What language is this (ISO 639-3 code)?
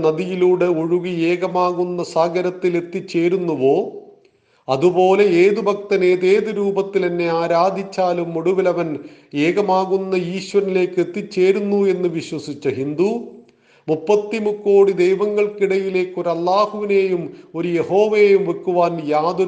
mal